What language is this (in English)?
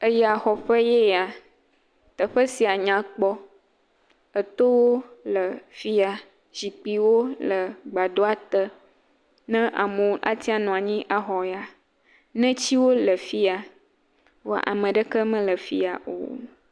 Ewe